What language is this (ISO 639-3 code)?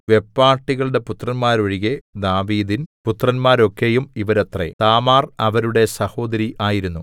mal